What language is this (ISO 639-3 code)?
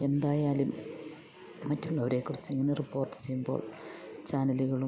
mal